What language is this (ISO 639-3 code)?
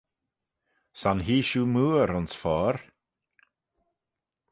glv